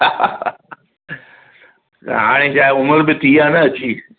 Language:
Sindhi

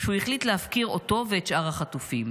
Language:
Hebrew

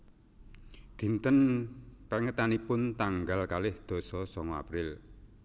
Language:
Javanese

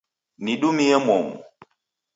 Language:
Taita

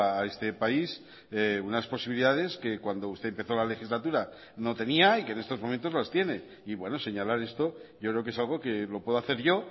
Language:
Spanish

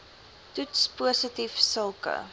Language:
Afrikaans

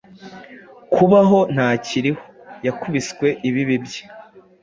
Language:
Kinyarwanda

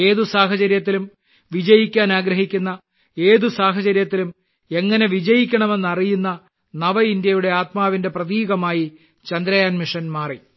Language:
Malayalam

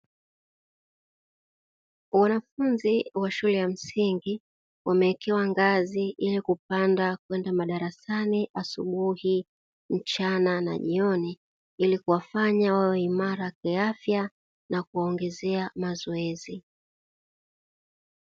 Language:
Swahili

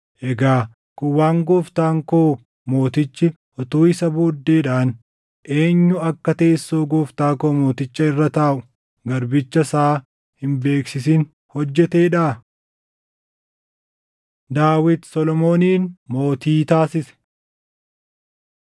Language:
Oromo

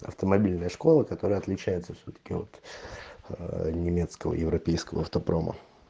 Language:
Russian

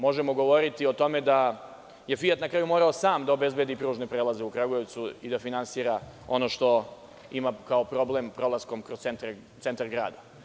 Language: Serbian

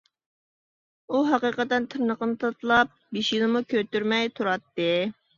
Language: Uyghur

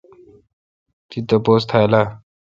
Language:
Kalkoti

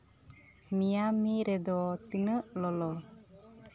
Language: Santali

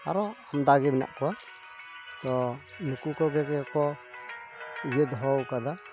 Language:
Santali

